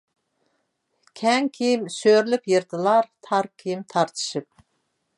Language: Uyghur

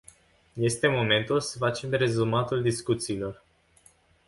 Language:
Romanian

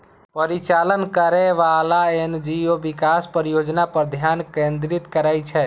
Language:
Maithili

